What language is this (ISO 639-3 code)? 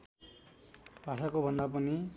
nep